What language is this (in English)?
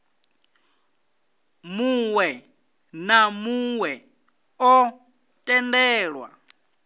Venda